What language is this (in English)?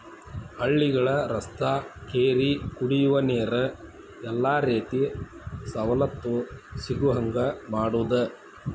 Kannada